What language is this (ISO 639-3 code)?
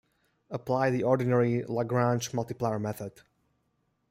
eng